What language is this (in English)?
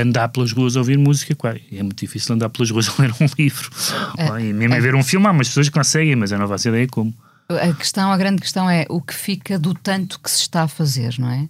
Portuguese